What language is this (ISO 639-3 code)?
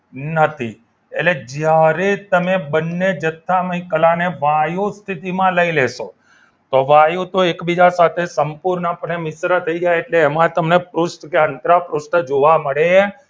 guj